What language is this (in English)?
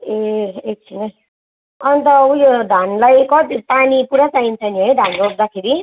Nepali